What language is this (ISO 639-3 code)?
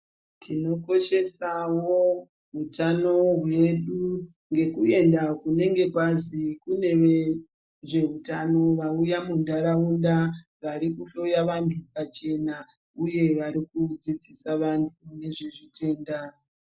ndc